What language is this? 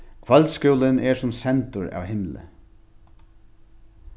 Faroese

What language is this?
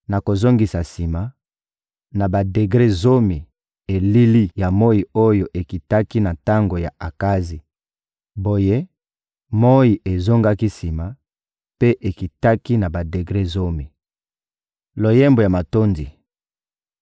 Lingala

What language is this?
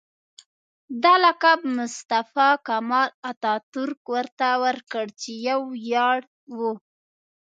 Pashto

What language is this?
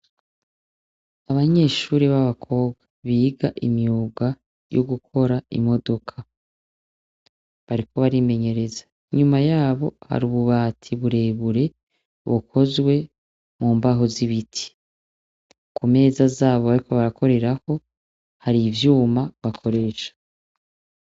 Rundi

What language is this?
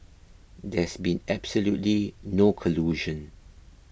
English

